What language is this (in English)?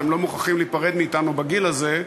Hebrew